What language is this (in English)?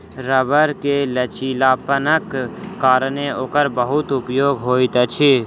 Maithili